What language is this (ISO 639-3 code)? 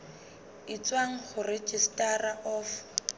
sot